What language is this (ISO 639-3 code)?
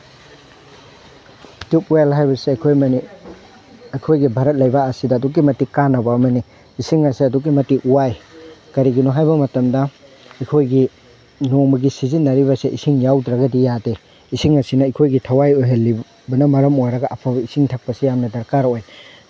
mni